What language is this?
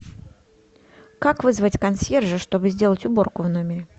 Russian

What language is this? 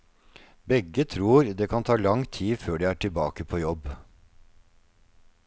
Norwegian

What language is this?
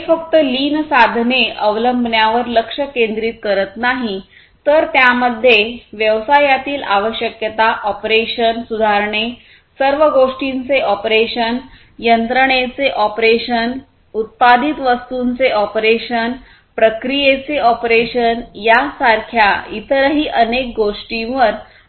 Marathi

